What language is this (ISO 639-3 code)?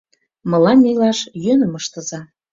chm